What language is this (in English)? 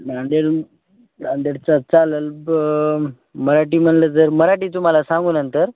Marathi